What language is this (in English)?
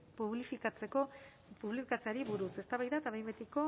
Basque